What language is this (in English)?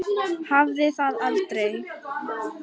Icelandic